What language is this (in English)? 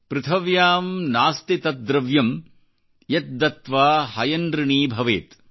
Kannada